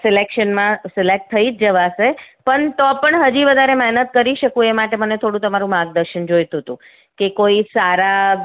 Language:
Gujarati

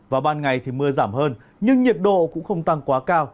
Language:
Vietnamese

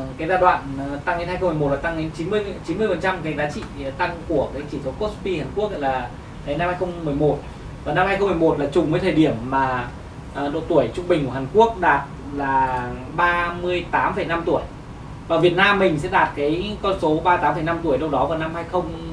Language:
Vietnamese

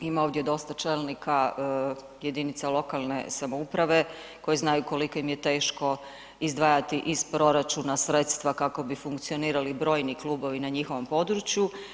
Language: Croatian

